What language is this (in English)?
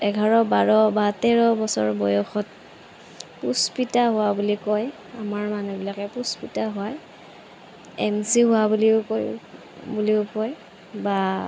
Assamese